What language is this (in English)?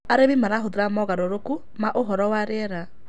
Kikuyu